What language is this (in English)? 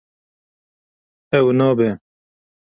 Kurdish